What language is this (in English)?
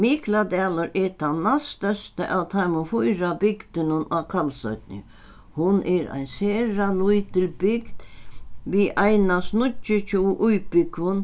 Faroese